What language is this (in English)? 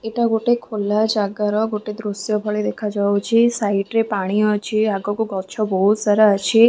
Odia